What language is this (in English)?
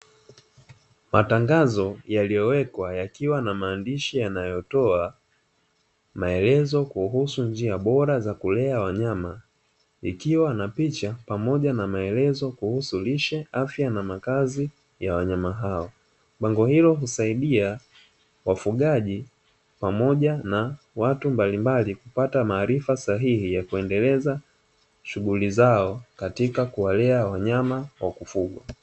Swahili